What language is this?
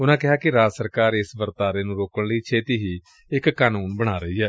Punjabi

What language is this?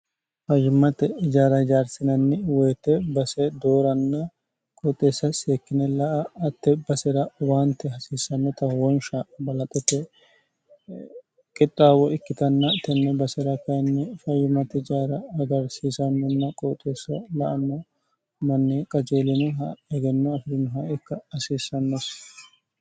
Sidamo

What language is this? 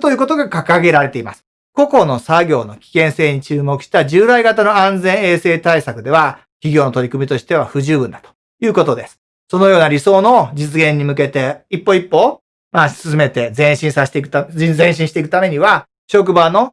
Japanese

